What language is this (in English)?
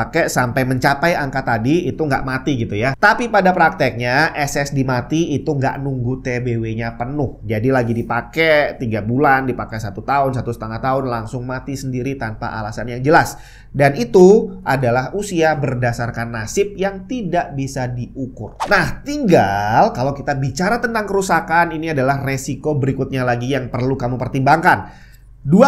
Indonesian